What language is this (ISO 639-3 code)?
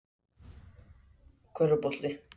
isl